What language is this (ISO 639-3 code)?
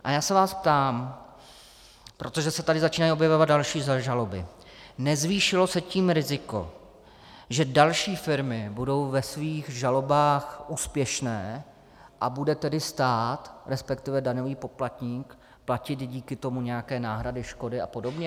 ces